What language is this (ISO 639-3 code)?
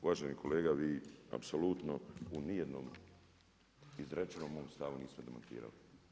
hrv